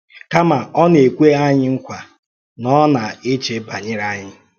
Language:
Igbo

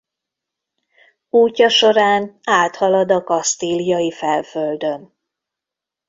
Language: Hungarian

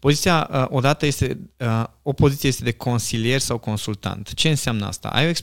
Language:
Romanian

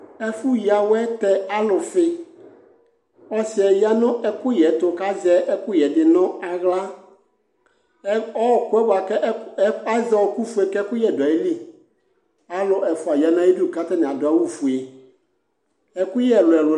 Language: Ikposo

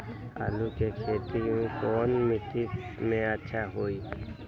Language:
Magahi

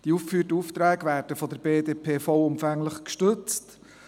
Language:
Swiss German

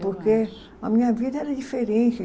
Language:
Portuguese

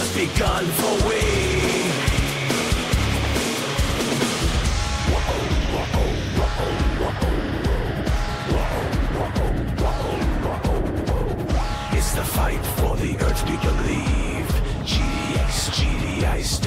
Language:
English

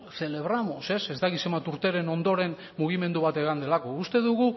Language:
Basque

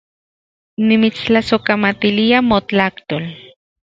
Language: Central Puebla Nahuatl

